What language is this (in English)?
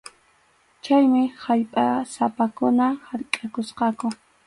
Arequipa-La Unión Quechua